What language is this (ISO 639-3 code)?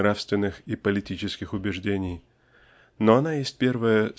rus